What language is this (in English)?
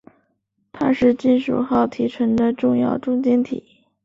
Chinese